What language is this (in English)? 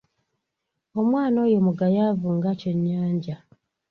Ganda